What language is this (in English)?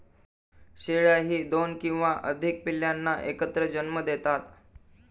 Marathi